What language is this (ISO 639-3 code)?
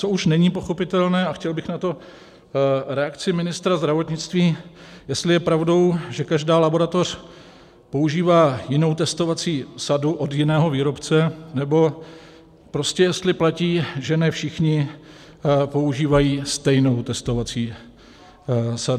ces